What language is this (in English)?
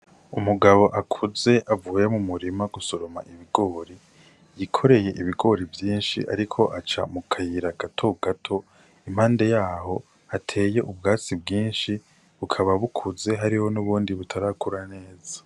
Rundi